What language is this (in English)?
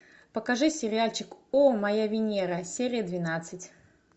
Russian